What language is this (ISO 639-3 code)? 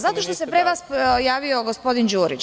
srp